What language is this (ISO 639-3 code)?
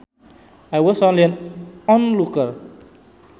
sun